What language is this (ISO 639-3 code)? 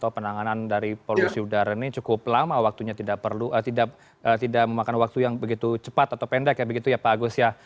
ind